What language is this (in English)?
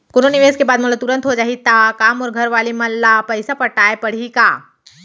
Chhattisgarhi